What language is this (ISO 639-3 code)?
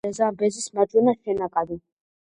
kat